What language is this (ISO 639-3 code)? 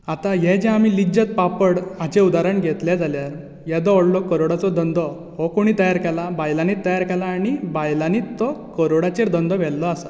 kok